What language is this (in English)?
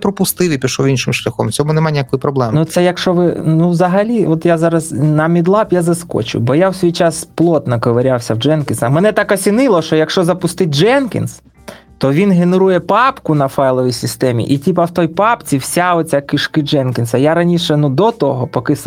Ukrainian